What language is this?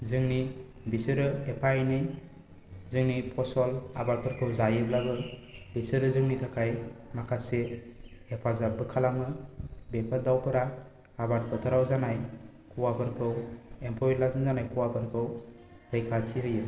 Bodo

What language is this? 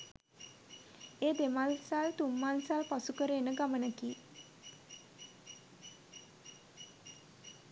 Sinhala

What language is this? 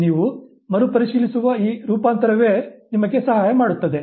Kannada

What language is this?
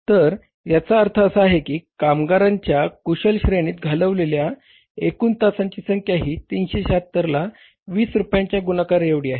Marathi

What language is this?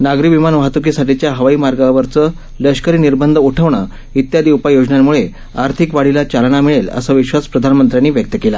Marathi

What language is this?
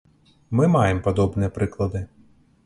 Belarusian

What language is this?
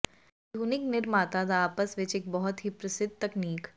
Punjabi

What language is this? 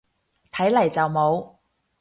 Cantonese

